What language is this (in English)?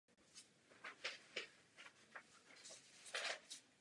Czech